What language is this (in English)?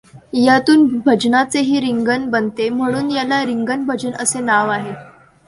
Marathi